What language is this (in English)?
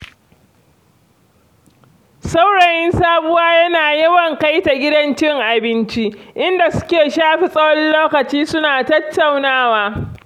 Hausa